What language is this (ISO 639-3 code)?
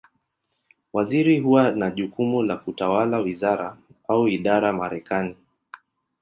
swa